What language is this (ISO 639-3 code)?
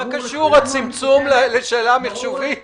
heb